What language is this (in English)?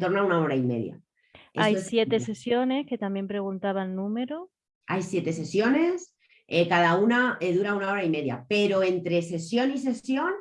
Spanish